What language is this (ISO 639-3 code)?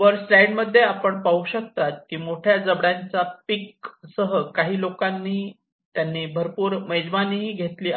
mar